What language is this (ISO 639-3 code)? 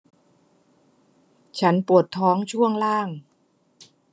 tha